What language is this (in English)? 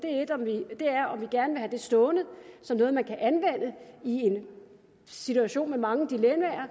Danish